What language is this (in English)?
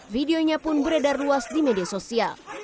Indonesian